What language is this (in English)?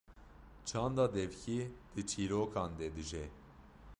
Kurdish